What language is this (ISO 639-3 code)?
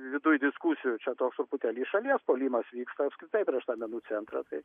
lit